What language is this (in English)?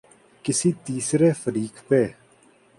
Urdu